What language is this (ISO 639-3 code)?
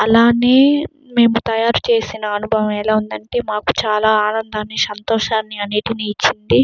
tel